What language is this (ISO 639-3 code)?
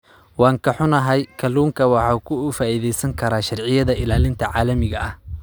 som